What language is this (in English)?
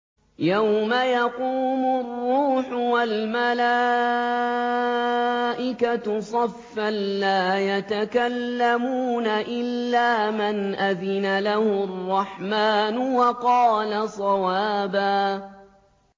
Arabic